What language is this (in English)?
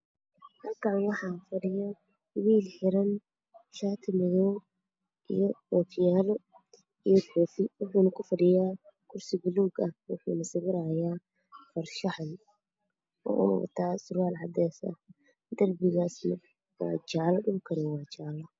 Somali